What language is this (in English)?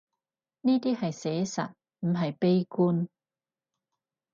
Cantonese